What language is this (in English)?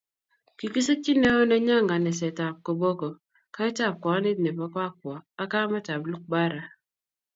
Kalenjin